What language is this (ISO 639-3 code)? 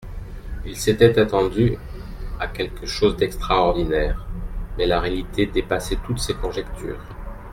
fra